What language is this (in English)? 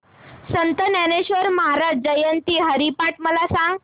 Marathi